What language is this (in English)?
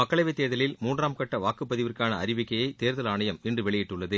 Tamil